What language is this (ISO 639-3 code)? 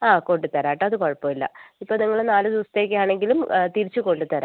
mal